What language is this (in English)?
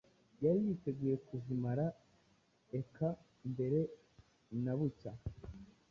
Kinyarwanda